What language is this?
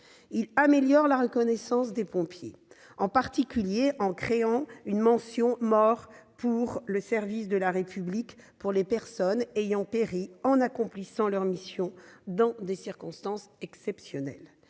French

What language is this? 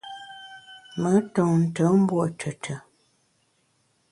Bamun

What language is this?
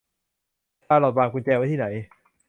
Thai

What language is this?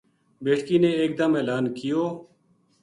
Gujari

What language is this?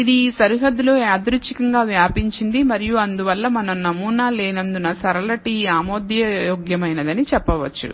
Telugu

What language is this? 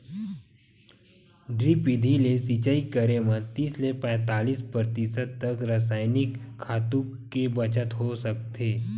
Chhattisgarhi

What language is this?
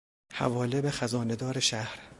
Persian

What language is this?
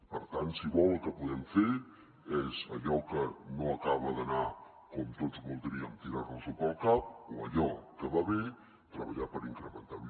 Catalan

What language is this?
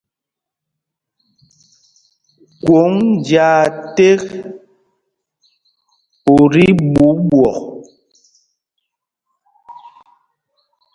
Mpumpong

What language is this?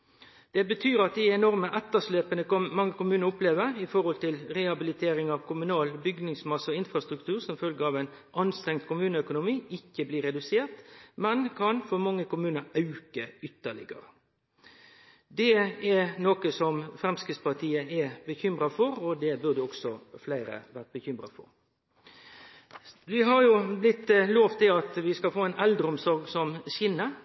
Norwegian Nynorsk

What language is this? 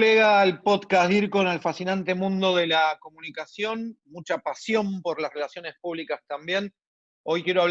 Spanish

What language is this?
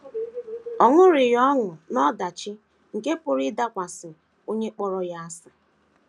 Igbo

